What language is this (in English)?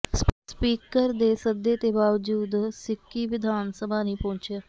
Punjabi